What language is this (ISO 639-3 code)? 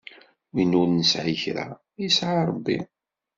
kab